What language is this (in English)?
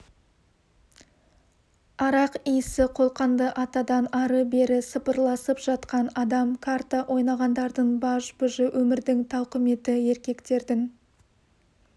Kazakh